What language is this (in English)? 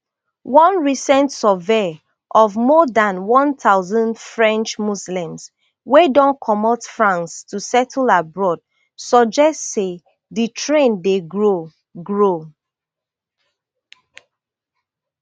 Nigerian Pidgin